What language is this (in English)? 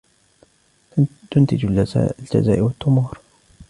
Arabic